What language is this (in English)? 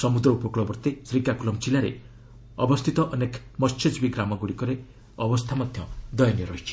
Odia